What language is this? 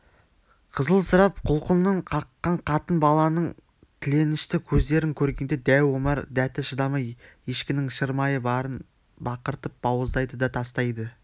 Kazakh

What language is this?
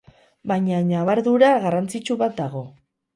Basque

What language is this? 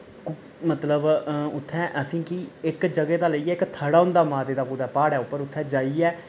Dogri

